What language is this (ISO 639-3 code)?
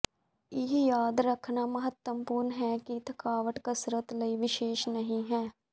pan